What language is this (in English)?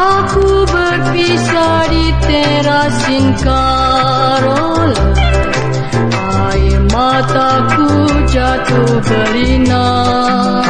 Romanian